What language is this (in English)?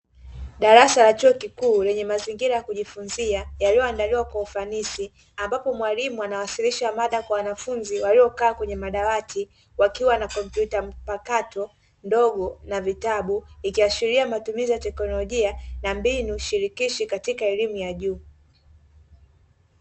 Swahili